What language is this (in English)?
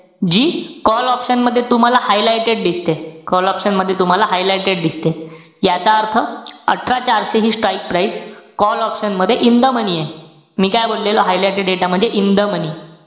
Marathi